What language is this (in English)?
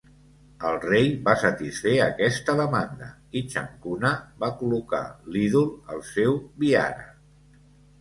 Catalan